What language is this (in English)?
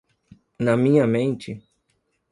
Portuguese